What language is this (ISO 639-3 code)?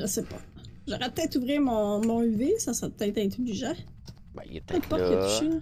fra